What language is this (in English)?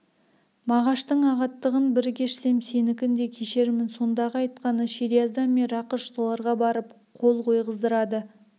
Kazakh